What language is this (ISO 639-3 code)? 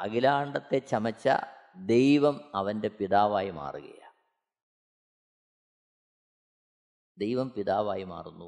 mal